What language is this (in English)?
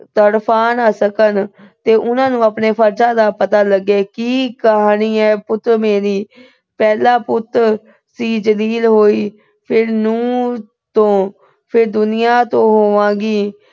Punjabi